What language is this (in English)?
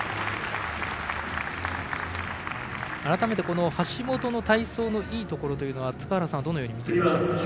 Japanese